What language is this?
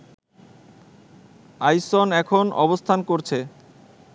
Bangla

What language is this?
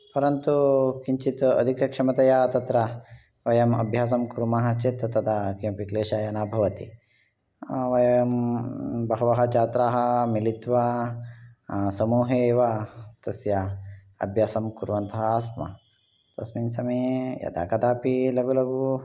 Sanskrit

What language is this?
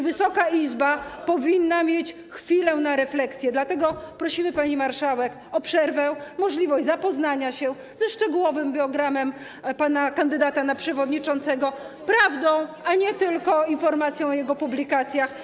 Polish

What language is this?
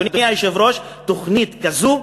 Hebrew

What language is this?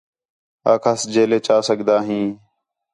Khetrani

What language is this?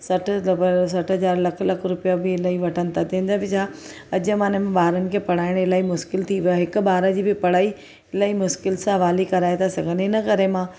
Sindhi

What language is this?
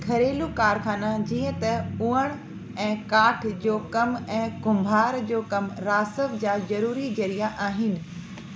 Sindhi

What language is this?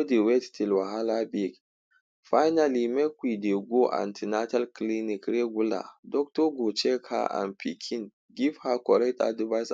Nigerian Pidgin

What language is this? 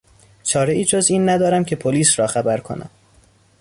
Persian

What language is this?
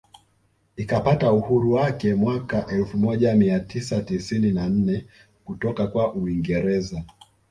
Swahili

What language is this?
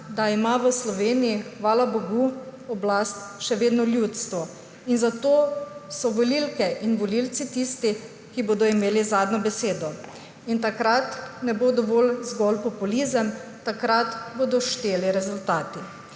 Slovenian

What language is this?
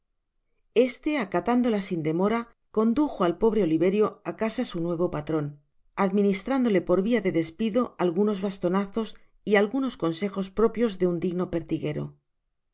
Spanish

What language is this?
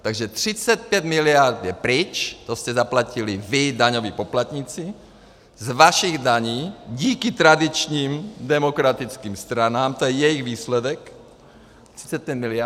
Czech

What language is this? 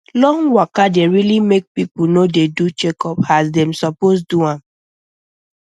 Nigerian Pidgin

